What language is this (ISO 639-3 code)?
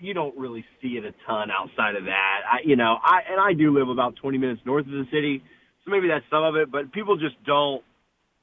eng